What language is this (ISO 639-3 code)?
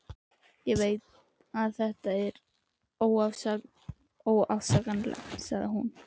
isl